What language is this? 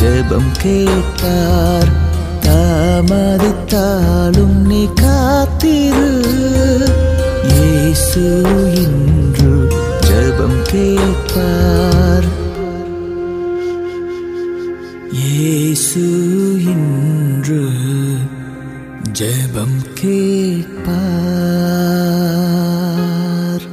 Urdu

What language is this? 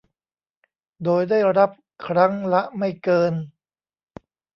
Thai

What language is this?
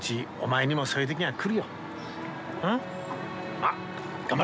Japanese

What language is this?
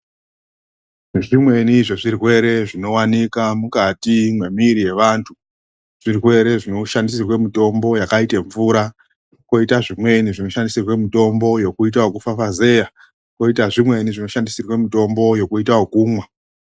Ndau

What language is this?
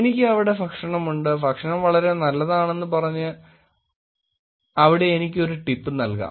Malayalam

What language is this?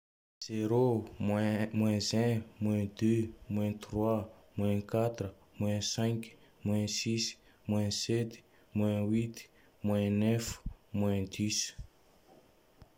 Tandroy-Mahafaly Malagasy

